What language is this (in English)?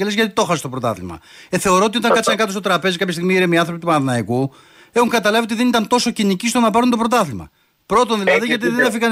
Greek